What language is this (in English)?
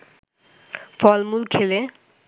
Bangla